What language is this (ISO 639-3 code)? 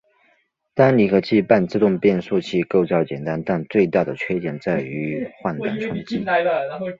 zho